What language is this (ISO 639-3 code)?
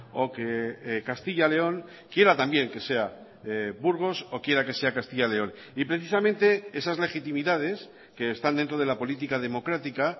spa